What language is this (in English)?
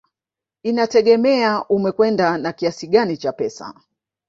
Swahili